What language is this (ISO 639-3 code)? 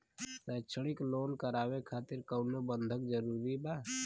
bho